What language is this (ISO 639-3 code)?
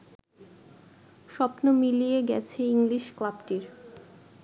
ben